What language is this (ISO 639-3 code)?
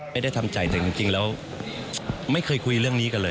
tha